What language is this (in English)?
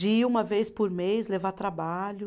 Portuguese